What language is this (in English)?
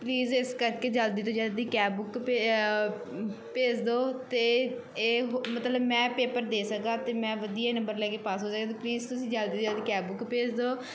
Punjabi